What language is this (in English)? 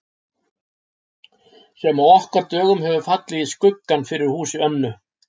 Icelandic